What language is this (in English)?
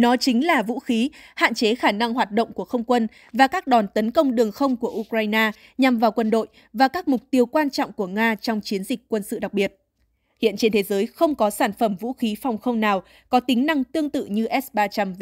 Vietnamese